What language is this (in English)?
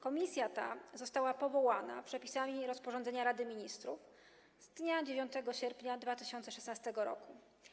Polish